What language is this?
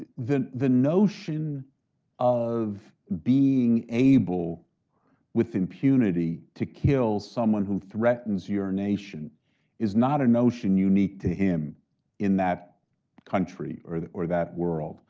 English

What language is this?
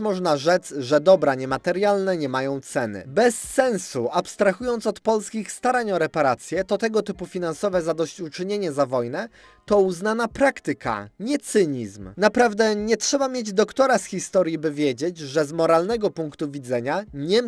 Polish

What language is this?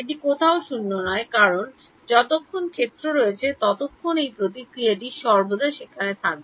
Bangla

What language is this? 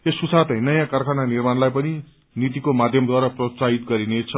Nepali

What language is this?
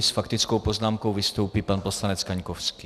Czech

